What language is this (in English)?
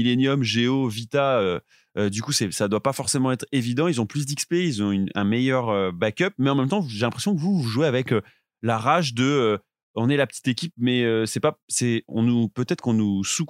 French